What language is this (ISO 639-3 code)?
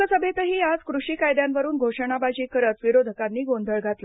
mar